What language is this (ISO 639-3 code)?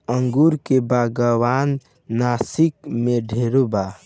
bho